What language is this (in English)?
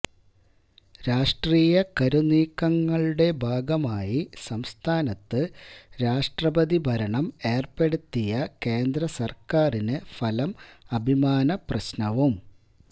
Malayalam